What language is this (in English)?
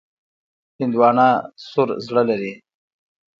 Pashto